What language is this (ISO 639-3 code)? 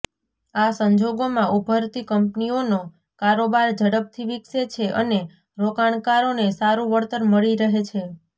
guj